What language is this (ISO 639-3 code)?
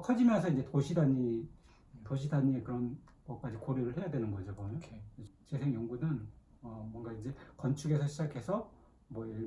kor